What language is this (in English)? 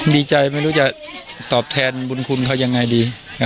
Thai